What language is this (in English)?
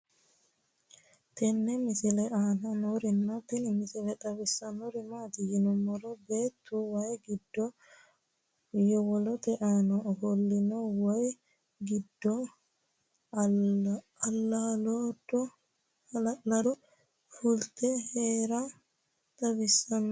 Sidamo